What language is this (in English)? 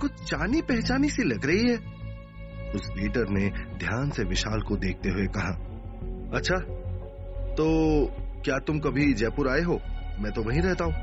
Hindi